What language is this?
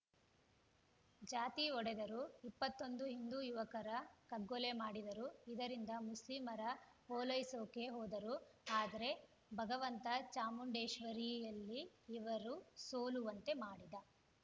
Kannada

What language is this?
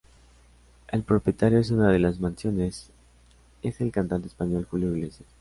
Spanish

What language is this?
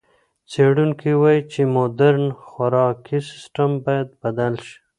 Pashto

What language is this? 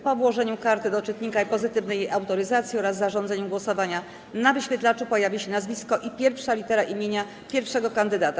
Polish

